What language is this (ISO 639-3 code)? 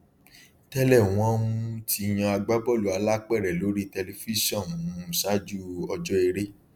yor